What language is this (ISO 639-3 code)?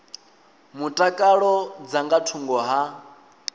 ven